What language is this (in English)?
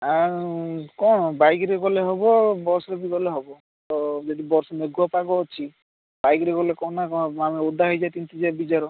Odia